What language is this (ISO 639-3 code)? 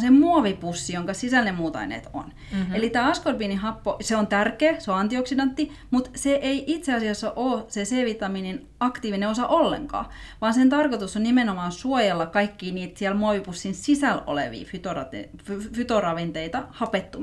fin